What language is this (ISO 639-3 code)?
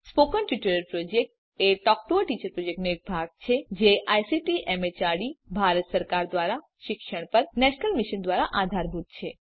guj